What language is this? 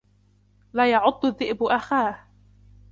Arabic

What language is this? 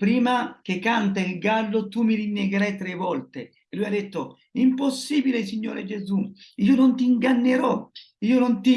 Italian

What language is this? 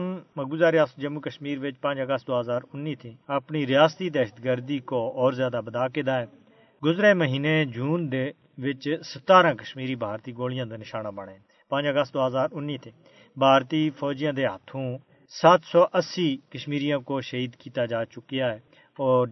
Urdu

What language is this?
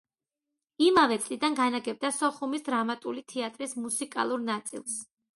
Georgian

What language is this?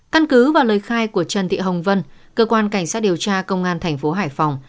Vietnamese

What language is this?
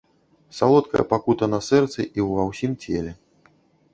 Belarusian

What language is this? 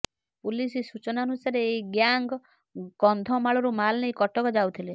Odia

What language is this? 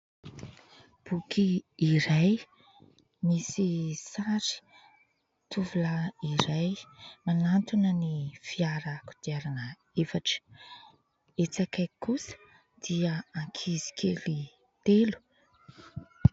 Malagasy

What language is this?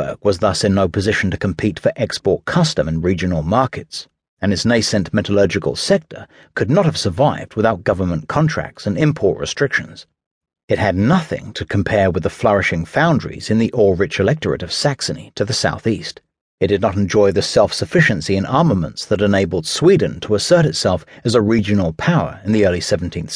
English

